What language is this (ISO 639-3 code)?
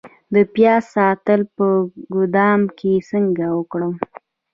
pus